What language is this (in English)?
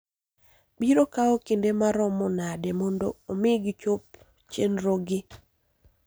Luo (Kenya and Tanzania)